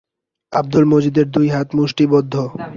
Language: Bangla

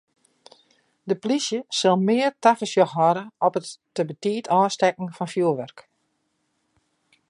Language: Western Frisian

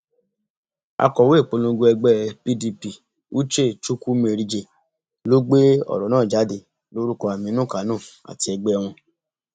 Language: Yoruba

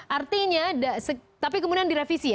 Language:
Indonesian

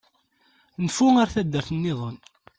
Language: Kabyle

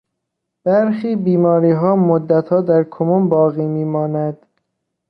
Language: Persian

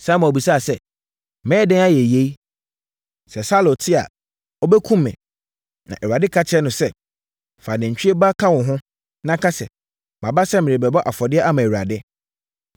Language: Akan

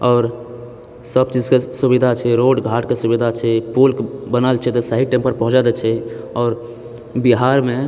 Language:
Maithili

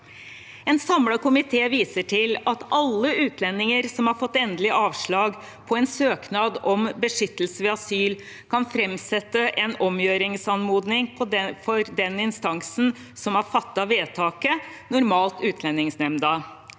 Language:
Norwegian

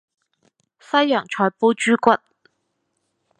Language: Cantonese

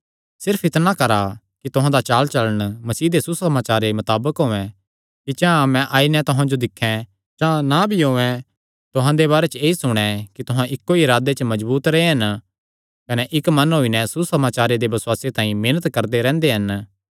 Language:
Kangri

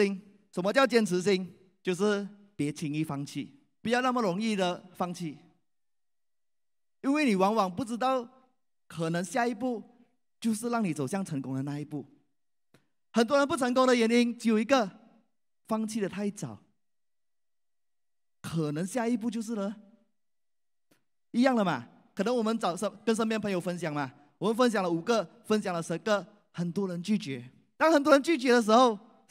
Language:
Chinese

